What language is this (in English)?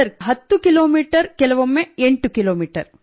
Kannada